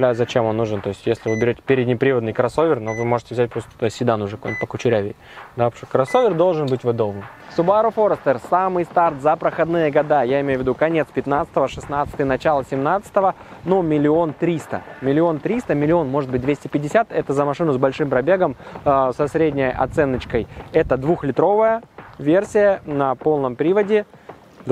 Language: Russian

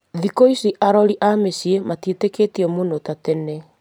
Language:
Kikuyu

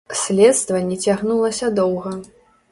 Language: Belarusian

